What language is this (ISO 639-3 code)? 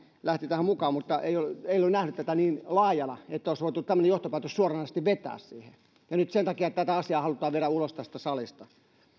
fin